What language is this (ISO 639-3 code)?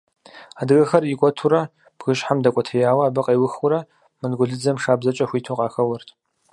kbd